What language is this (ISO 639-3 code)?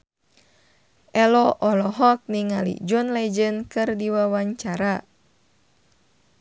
sun